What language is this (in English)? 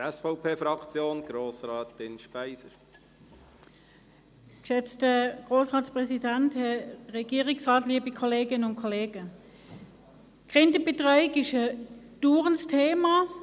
Swiss German